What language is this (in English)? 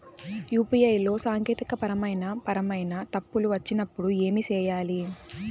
Telugu